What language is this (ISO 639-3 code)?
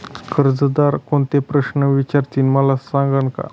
mar